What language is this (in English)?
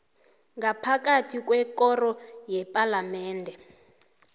South Ndebele